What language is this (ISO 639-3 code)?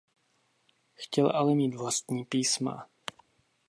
ces